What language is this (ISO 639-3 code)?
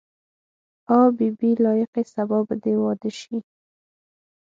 pus